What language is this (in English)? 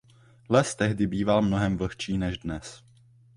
Czech